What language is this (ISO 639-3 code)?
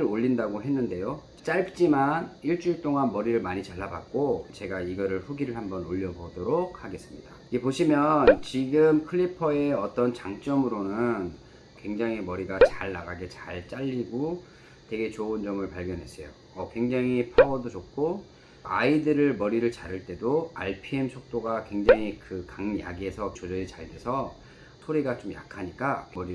kor